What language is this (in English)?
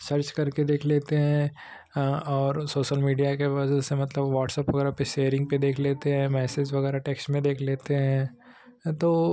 Hindi